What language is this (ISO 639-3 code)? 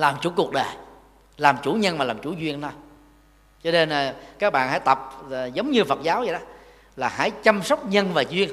vie